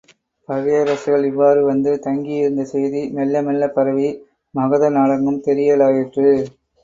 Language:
Tamil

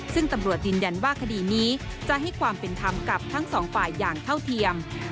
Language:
Thai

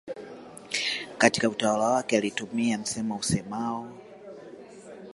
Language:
Swahili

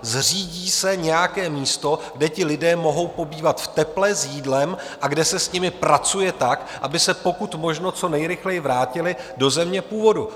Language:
Czech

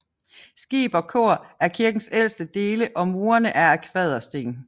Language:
Danish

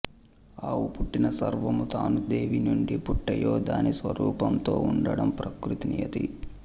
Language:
Telugu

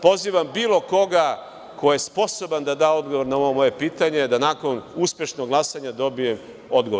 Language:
Serbian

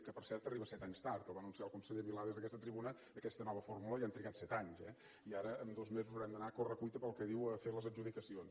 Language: Catalan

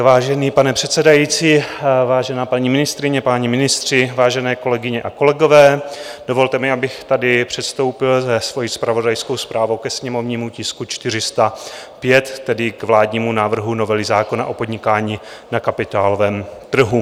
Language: Czech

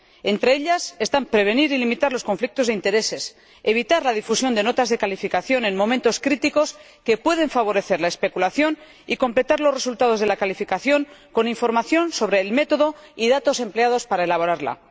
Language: Spanish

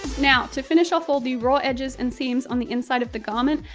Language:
English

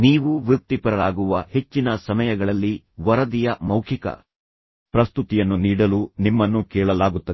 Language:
Kannada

